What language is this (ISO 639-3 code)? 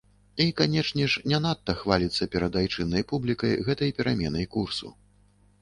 bel